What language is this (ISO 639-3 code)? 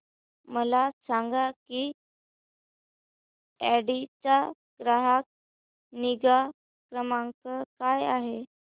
mar